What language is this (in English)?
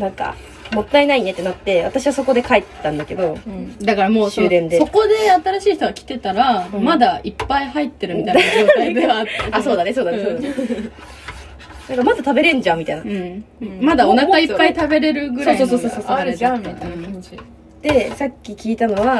Japanese